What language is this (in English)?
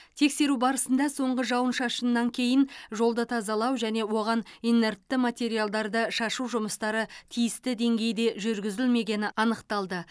Kazakh